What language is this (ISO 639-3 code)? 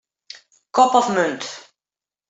fry